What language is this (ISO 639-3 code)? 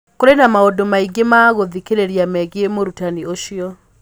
kik